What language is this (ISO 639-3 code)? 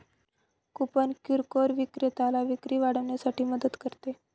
mar